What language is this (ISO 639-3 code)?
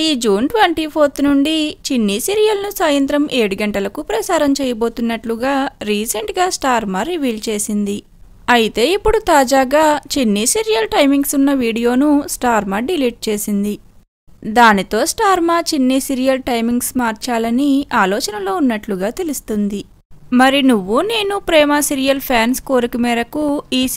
tel